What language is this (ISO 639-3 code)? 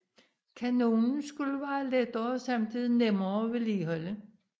dan